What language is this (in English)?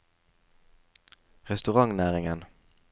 Norwegian